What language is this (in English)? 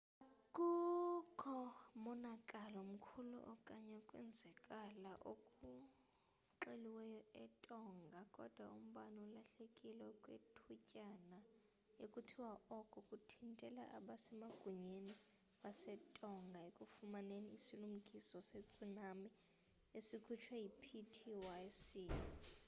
Xhosa